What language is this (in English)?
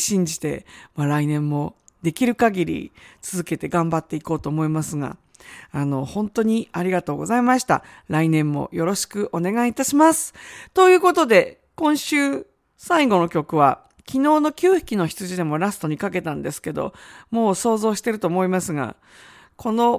Japanese